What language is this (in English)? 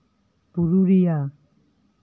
Santali